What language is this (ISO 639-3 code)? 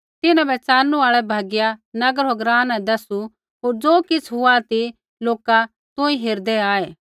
kfx